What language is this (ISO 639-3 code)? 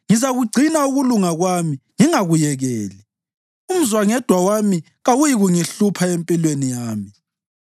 nde